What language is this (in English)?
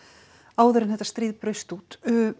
Icelandic